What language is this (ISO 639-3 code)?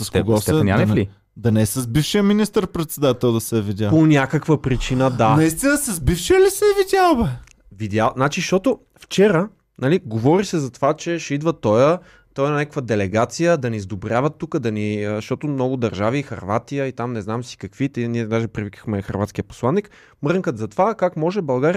bul